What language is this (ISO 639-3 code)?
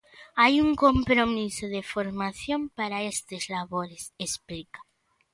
glg